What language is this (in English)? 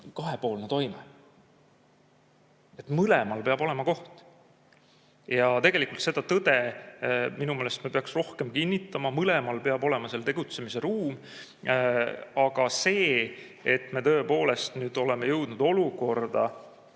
Estonian